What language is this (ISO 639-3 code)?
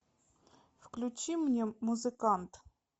rus